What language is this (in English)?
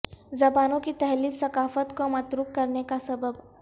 Urdu